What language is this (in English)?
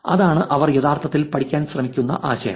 Malayalam